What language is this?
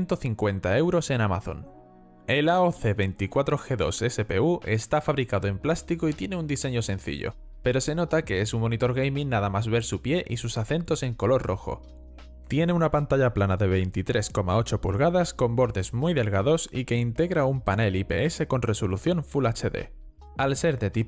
Spanish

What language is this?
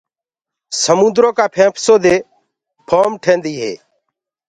Gurgula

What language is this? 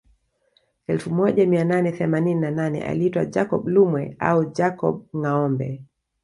Swahili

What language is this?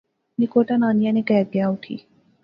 Pahari-Potwari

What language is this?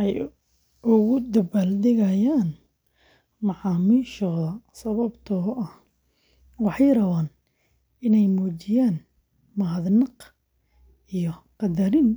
Somali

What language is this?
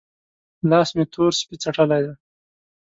Pashto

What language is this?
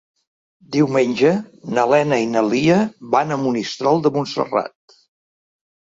Catalan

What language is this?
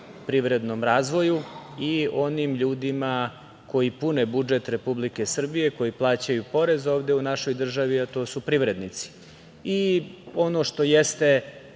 Serbian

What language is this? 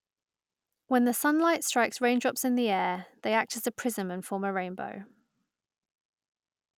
English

